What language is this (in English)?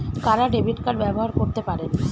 Bangla